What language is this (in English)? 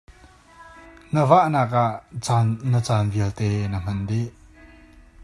Hakha Chin